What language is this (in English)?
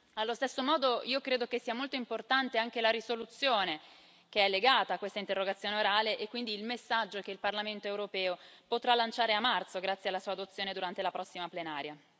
Italian